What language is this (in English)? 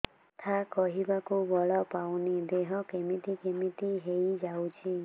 Odia